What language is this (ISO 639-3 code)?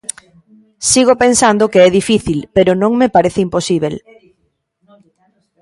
glg